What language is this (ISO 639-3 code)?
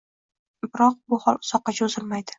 uzb